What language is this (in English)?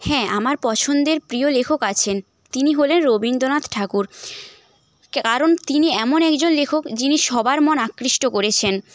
Bangla